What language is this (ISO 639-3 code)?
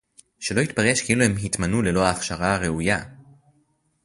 heb